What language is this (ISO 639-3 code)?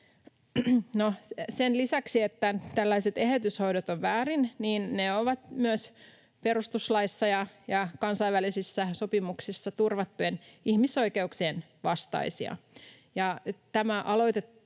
fin